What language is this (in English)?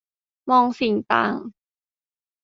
Thai